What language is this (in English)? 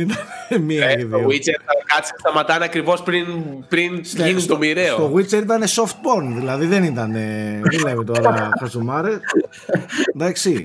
Greek